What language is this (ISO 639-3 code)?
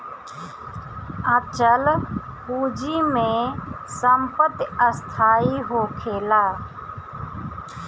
bho